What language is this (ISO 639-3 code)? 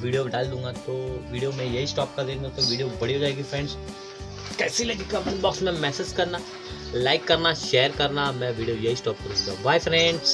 hin